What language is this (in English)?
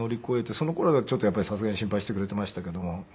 Japanese